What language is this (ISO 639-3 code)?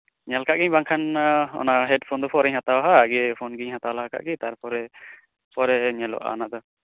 sat